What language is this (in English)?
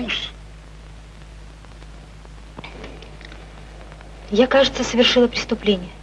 Russian